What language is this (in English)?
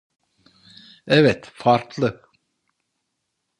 Turkish